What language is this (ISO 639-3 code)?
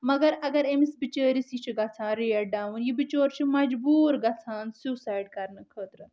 kas